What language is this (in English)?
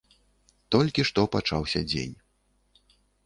Belarusian